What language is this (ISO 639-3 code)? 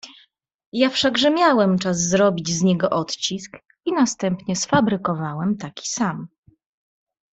pol